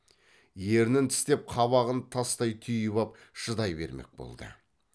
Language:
Kazakh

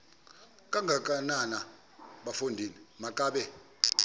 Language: Xhosa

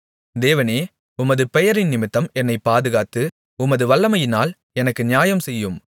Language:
Tamil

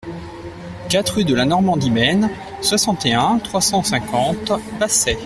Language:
French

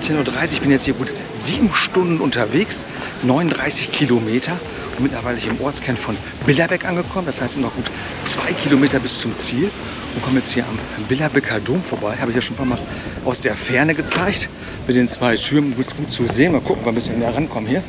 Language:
German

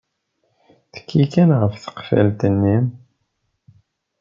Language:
Kabyle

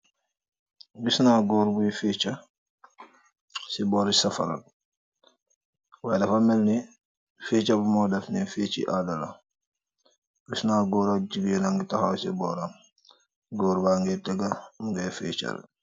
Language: Wolof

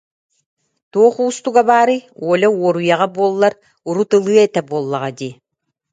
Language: Yakut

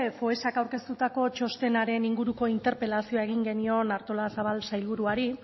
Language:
Basque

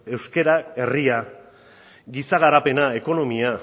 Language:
Basque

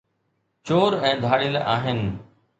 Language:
Sindhi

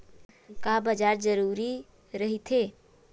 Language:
Chhattisgarhi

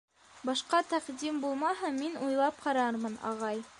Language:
Bashkir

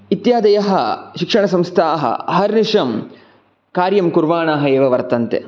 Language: Sanskrit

